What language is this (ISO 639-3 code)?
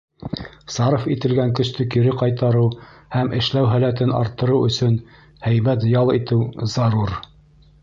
bak